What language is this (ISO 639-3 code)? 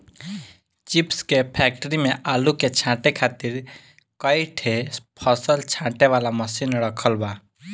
bho